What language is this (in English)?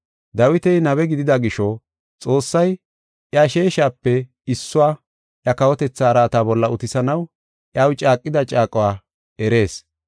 Gofa